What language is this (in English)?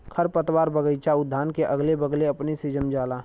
Bhojpuri